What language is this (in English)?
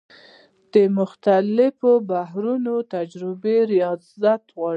Pashto